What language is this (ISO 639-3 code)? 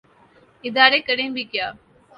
urd